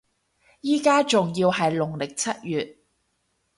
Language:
Cantonese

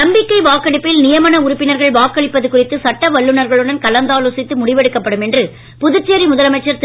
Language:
Tamil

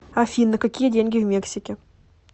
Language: Russian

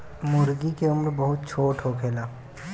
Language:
Bhojpuri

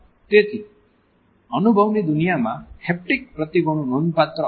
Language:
Gujarati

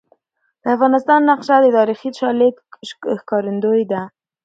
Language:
Pashto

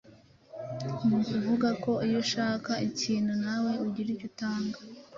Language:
Kinyarwanda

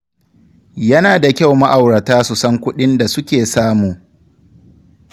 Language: Hausa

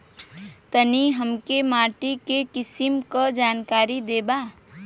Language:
Bhojpuri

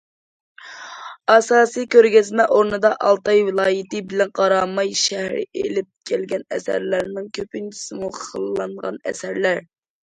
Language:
Uyghur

